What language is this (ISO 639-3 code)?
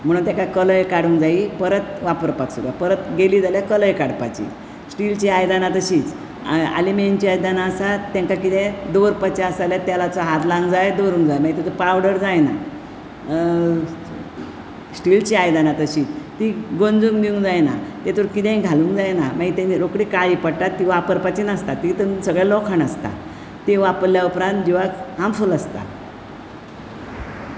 kok